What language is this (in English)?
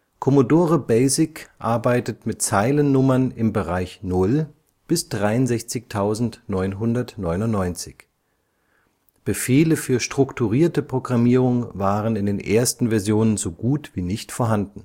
German